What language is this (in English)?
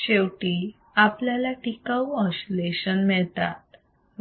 Marathi